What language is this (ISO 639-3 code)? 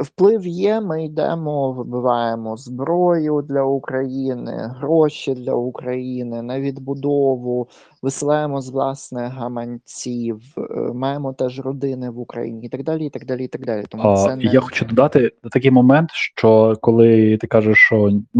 ukr